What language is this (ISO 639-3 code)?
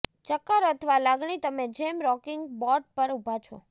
guj